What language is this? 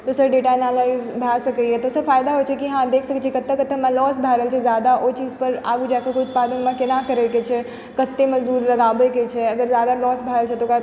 Maithili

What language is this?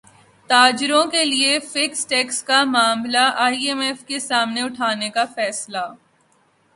Urdu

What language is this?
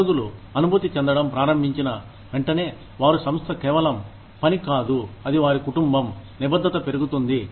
Telugu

